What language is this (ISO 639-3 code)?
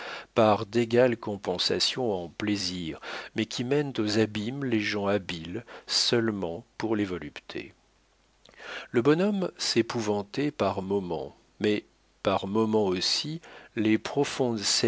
fra